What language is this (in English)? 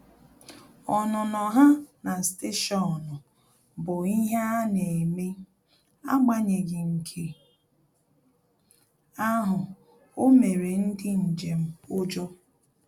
Igbo